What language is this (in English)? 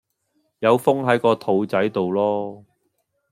Cantonese